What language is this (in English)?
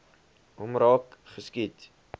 Afrikaans